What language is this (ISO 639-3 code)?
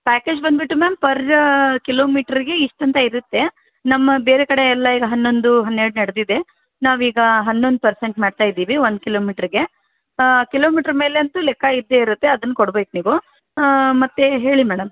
kan